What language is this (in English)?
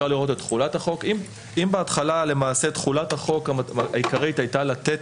Hebrew